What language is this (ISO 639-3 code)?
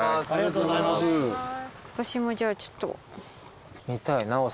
jpn